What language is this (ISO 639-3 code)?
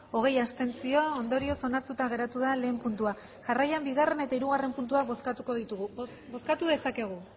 eus